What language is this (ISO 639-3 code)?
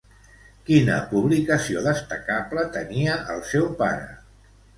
cat